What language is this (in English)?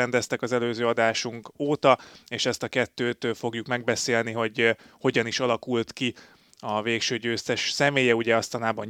Hungarian